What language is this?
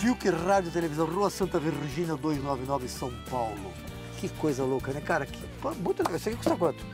Portuguese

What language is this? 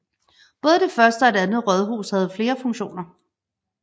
Danish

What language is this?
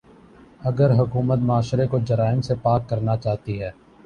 Urdu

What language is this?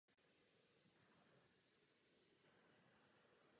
Czech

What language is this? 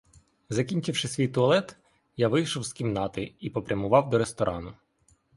Ukrainian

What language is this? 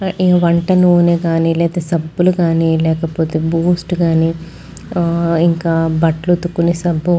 Telugu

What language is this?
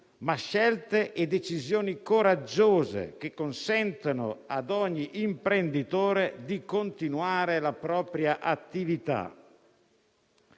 Italian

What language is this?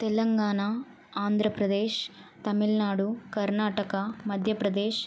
Telugu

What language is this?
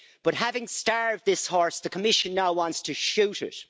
English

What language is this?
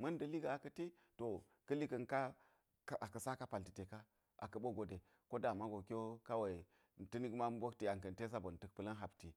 Geji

